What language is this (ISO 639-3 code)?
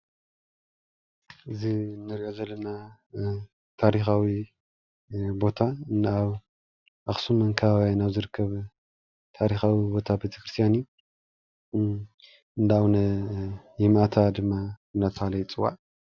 tir